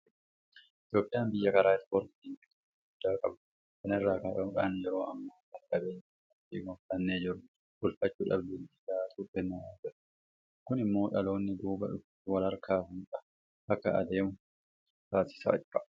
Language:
Oromo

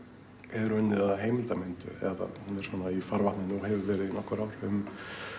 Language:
Icelandic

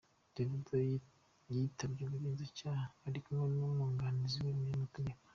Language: Kinyarwanda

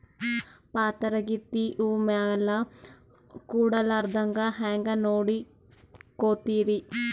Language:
Kannada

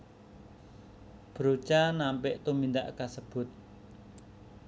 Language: Javanese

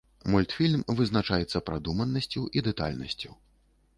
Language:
Belarusian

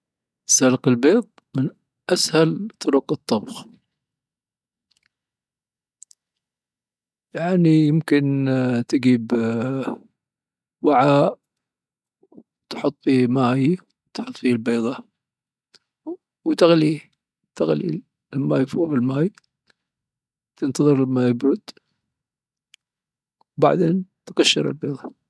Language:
Dhofari Arabic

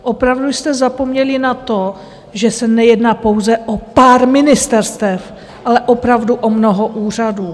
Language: Czech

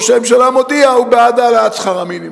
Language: Hebrew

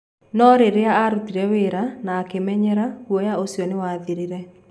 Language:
Kikuyu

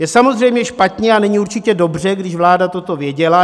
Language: Czech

